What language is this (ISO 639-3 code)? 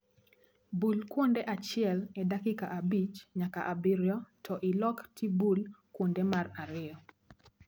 luo